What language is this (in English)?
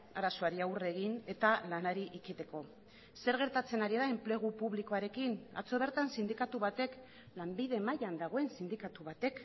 Basque